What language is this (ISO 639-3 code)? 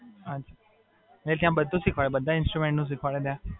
guj